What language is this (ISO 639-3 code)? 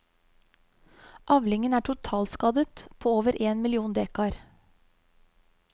nor